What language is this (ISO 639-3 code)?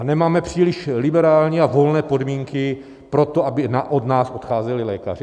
ces